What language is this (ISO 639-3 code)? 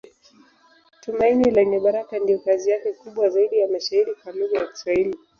swa